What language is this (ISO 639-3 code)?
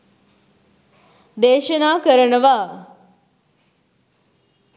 sin